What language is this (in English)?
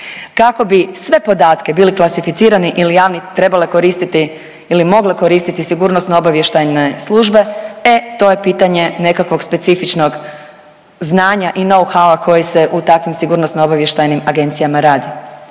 Croatian